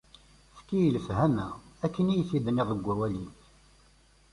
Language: Kabyle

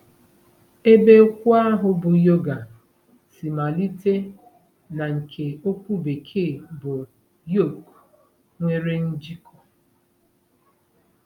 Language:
Igbo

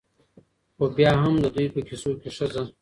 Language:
Pashto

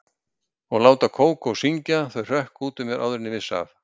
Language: Icelandic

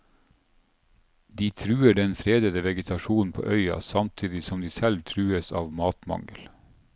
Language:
Norwegian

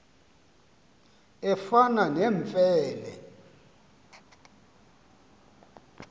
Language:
Xhosa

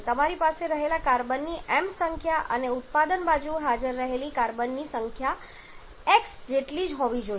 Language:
Gujarati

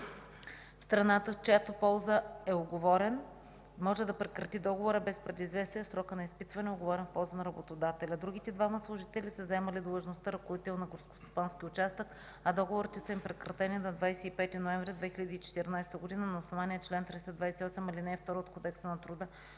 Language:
Bulgarian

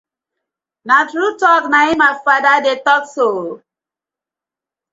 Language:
Nigerian Pidgin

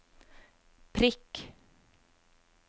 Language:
Norwegian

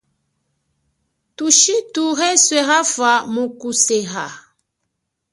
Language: Chokwe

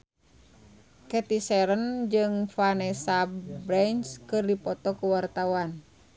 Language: Sundanese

